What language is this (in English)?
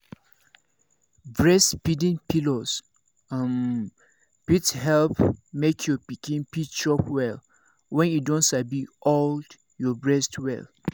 Nigerian Pidgin